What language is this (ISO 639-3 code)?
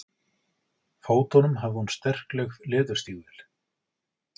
isl